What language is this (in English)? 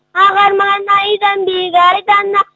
Kazakh